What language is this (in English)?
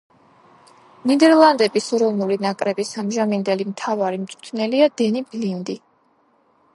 Georgian